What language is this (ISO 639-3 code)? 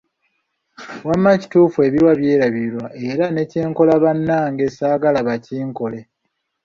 lug